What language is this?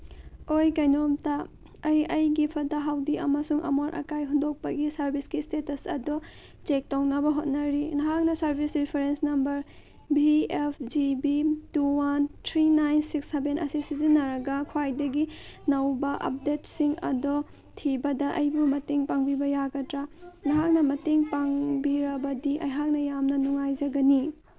Manipuri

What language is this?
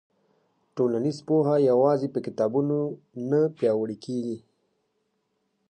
Pashto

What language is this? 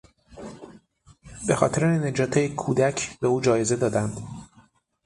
Persian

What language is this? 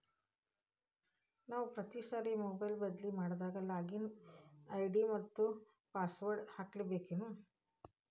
Kannada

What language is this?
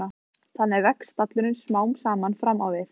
Icelandic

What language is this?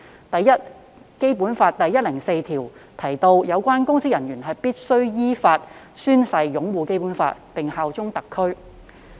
Cantonese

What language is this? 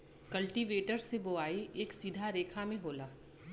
Bhojpuri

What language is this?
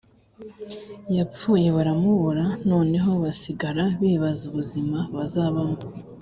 Kinyarwanda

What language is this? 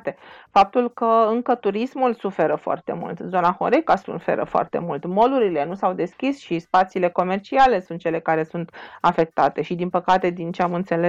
Romanian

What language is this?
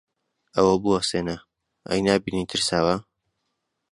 Central Kurdish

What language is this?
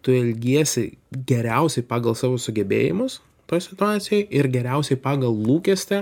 Lithuanian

